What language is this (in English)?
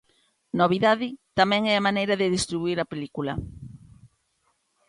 Galician